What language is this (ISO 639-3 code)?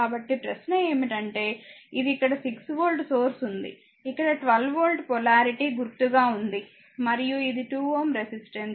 tel